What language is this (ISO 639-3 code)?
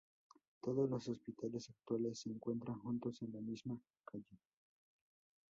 spa